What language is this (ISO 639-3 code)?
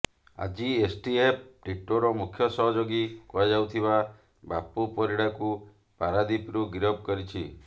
ori